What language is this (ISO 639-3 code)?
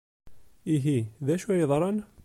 kab